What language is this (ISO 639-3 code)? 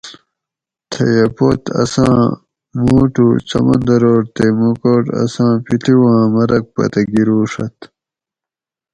gwc